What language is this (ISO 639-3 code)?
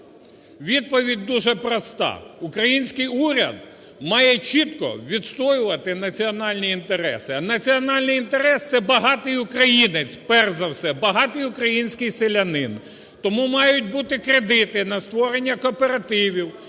ukr